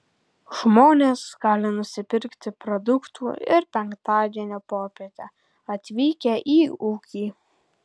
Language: Lithuanian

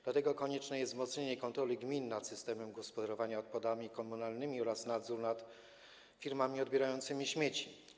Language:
Polish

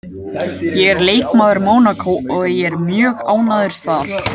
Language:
Icelandic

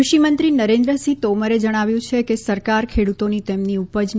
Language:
Gujarati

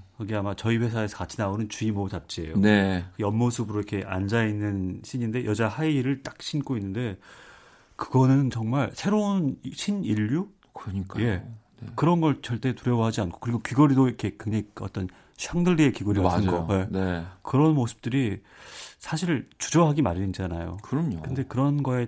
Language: Korean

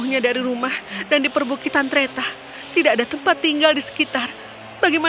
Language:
Indonesian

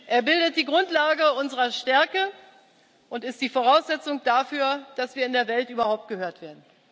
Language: German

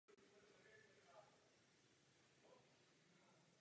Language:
Czech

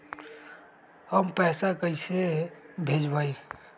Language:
Magahi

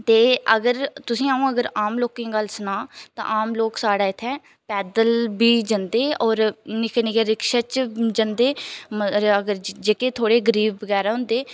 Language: Dogri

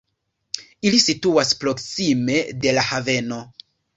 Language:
Esperanto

